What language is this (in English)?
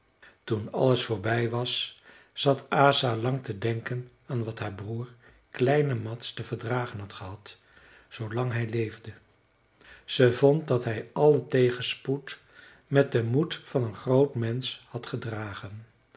Dutch